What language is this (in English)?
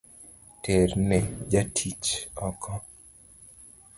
Luo (Kenya and Tanzania)